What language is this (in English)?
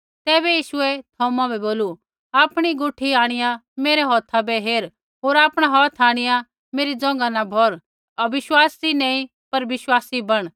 Kullu Pahari